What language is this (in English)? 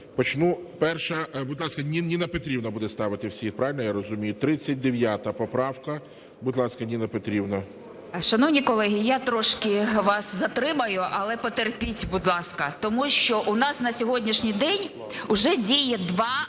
Ukrainian